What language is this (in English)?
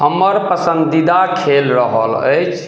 Maithili